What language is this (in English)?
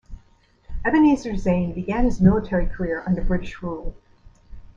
English